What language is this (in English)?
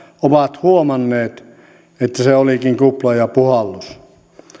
Finnish